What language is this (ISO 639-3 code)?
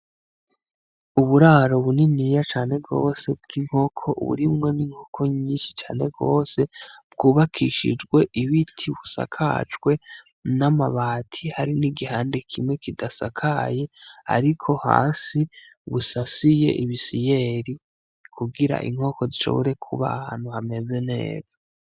run